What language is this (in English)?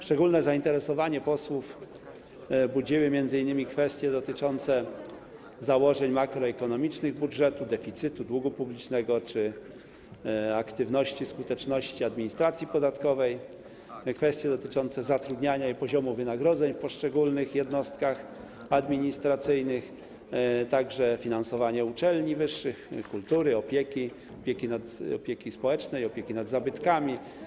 Polish